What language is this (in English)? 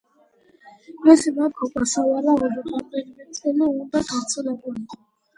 Georgian